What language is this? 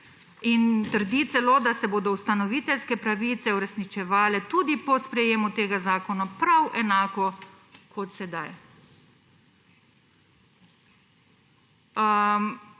Slovenian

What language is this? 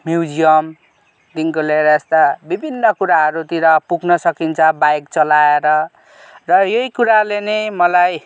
Nepali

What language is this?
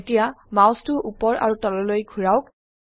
Assamese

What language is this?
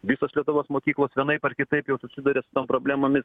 Lithuanian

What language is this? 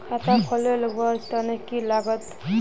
Magahi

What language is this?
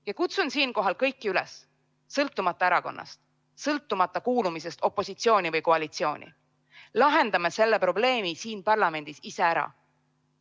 Estonian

